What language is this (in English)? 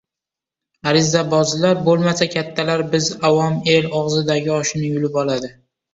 Uzbek